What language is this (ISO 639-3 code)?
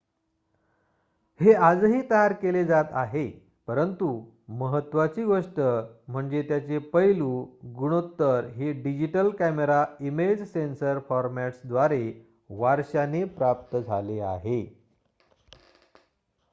mar